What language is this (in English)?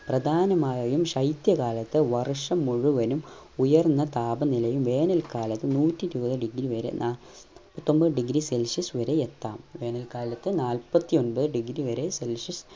Malayalam